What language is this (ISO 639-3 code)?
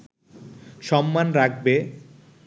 ben